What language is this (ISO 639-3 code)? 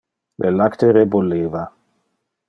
ina